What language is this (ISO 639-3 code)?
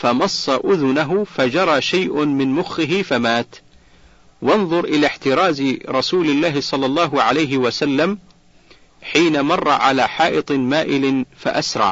ara